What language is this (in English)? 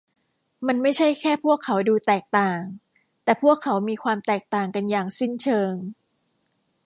Thai